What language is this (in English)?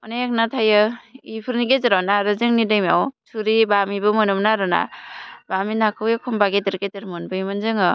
Bodo